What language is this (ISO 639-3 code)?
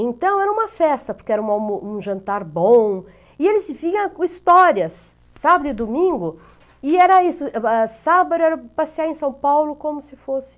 por